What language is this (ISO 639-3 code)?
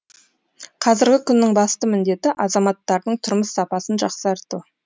kaz